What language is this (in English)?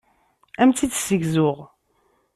Kabyle